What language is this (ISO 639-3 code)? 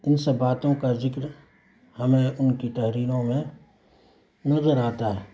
urd